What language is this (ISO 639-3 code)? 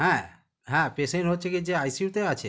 ben